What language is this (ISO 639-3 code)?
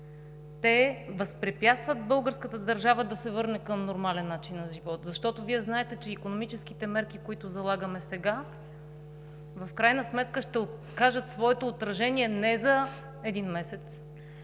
bul